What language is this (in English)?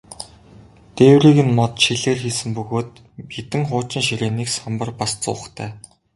Mongolian